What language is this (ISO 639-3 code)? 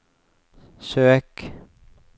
nor